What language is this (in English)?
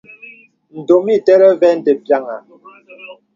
Bebele